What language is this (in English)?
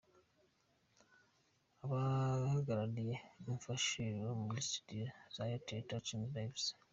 Kinyarwanda